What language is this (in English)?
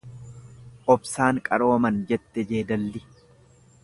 Oromo